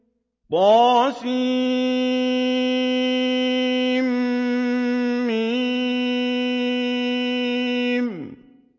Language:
Arabic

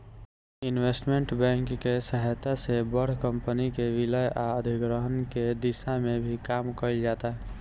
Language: Bhojpuri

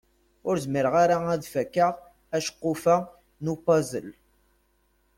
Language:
Kabyle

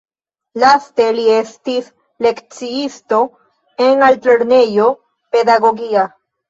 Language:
Esperanto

